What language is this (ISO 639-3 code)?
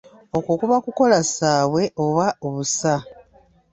lug